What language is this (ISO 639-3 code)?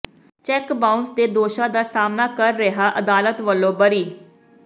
pan